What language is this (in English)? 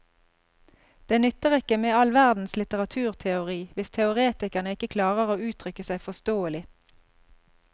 Norwegian